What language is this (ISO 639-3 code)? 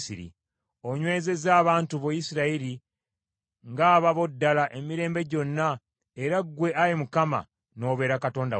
lug